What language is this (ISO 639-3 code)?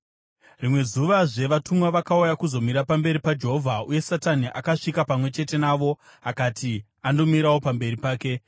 sna